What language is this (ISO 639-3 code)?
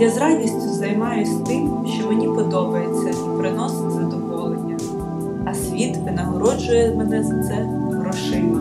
ukr